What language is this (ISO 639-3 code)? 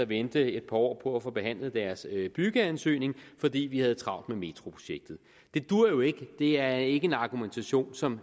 dan